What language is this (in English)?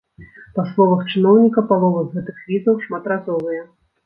Belarusian